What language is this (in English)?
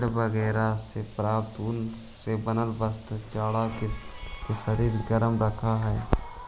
Magahi